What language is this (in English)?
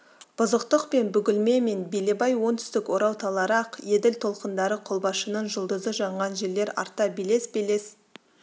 Kazakh